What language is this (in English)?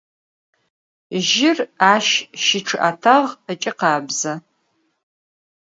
Adyghe